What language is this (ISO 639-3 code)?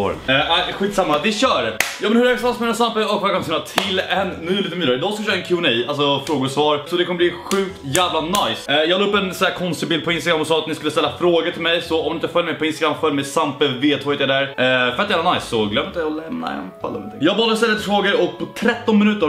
swe